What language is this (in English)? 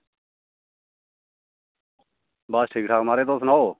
Dogri